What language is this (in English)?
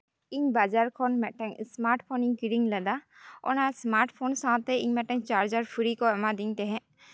Santali